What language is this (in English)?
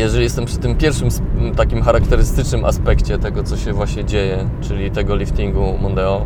Polish